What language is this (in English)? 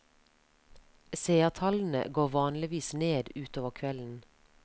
Norwegian